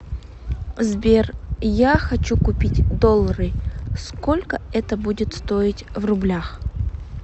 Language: Russian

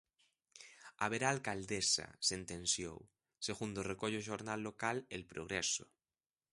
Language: Galician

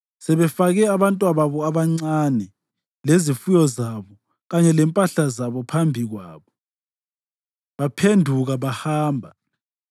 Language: North Ndebele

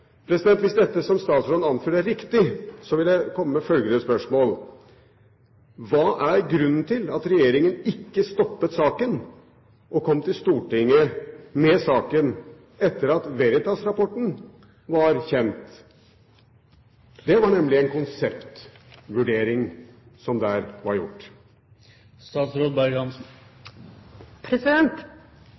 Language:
Norwegian Bokmål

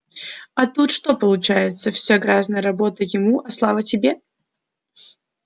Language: Russian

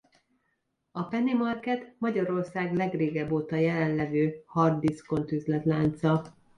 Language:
Hungarian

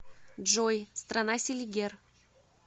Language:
Russian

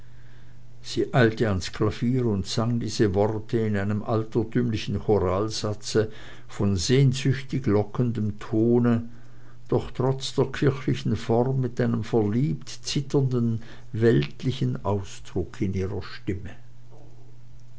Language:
German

